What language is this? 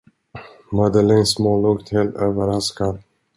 Swedish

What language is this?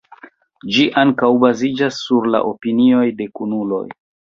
Esperanto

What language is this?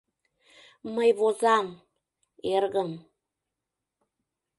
Mari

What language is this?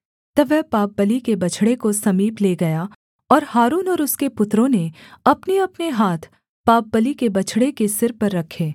Hindi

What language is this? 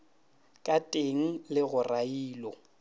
Northern Sotho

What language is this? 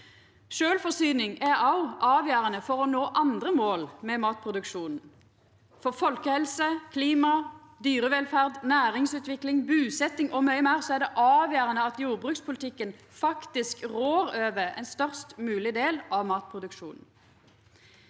Norwegian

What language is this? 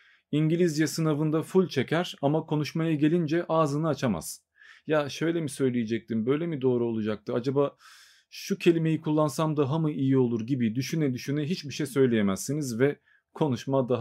Turkish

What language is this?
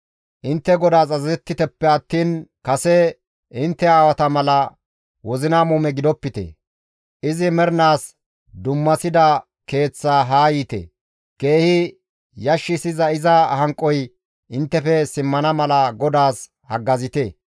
Gamo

